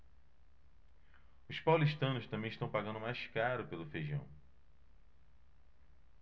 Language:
Portuguese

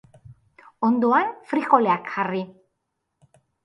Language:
Basque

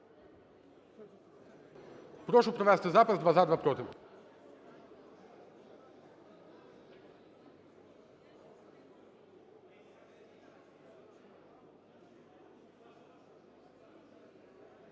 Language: Ukrainian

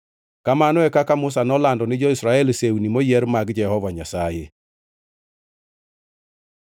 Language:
Luo (Kenya and Tanzania)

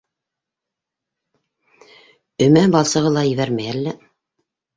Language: Bashkir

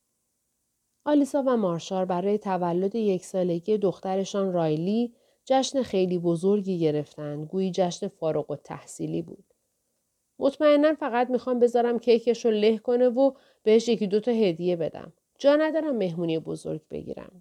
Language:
Persian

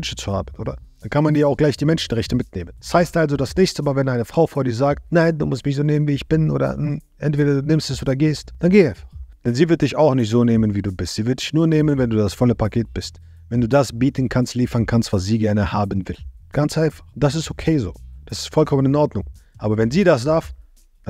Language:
German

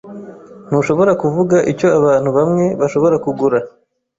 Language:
Kinyarwanda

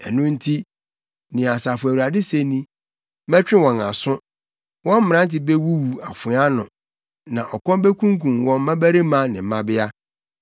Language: Akan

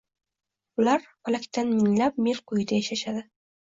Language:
Uzbek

